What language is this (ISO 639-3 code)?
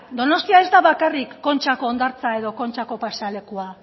eus